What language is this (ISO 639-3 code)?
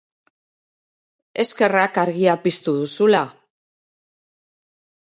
eus